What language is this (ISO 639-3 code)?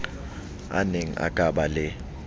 sot